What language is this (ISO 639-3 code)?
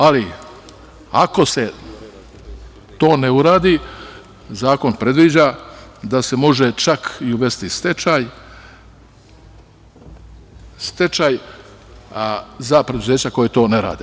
srp